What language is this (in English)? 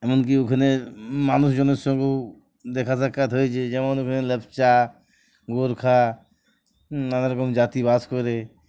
Bangla